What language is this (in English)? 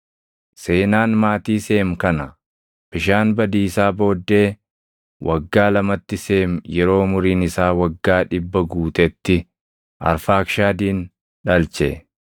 Oromo